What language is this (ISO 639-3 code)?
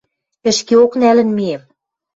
mrj